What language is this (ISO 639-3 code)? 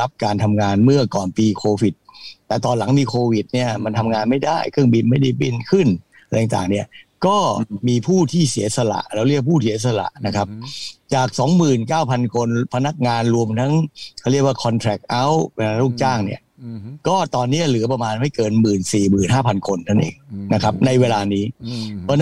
tha